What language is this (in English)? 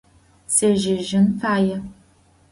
Adyghe